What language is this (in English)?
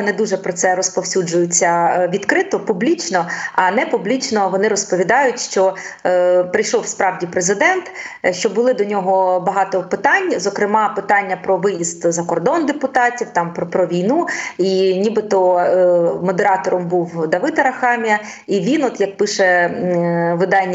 Ukrainian